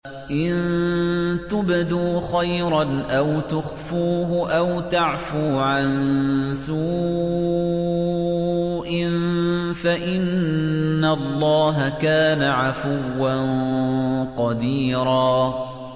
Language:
Arabic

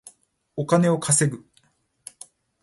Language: Japanese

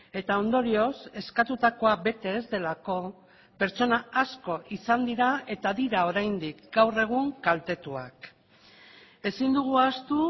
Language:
Basque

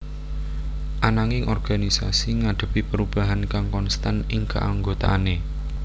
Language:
Javanese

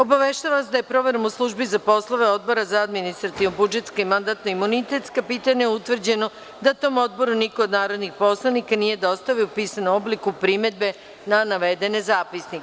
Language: Serbian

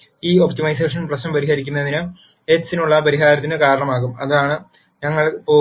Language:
Malayalam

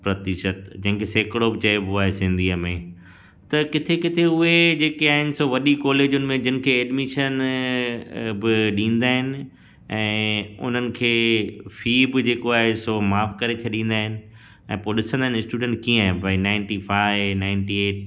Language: Sindhi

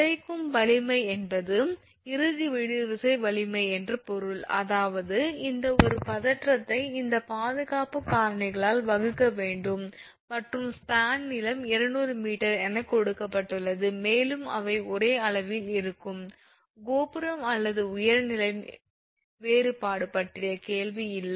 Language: Tamil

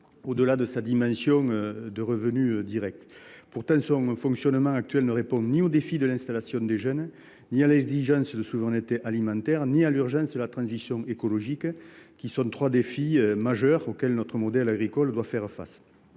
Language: French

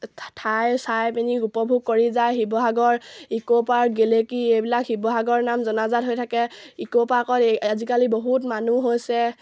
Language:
Assamese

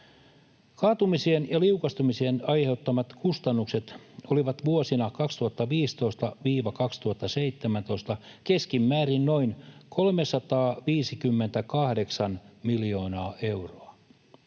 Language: Finnish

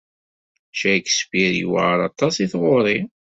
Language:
Kabyle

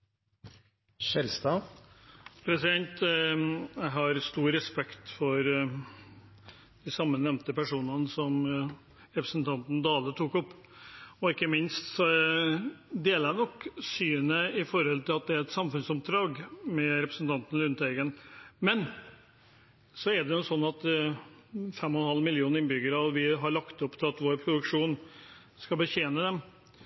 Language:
Norwegian Bokmål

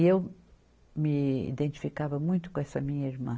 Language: Portuguese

